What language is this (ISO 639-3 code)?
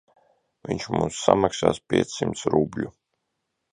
lav